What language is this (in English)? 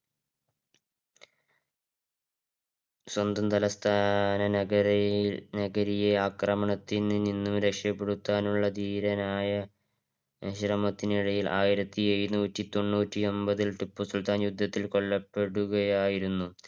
Malayalam